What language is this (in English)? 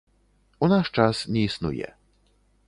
Belarusian